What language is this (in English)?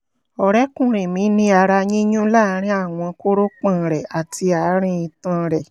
Yoruba